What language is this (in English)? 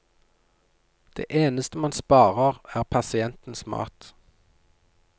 Norwegian